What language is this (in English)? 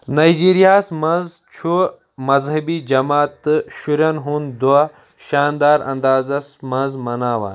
Kashmiri